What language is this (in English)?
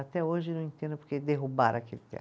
Portuguese